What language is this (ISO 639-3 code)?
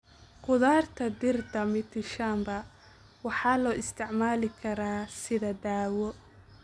som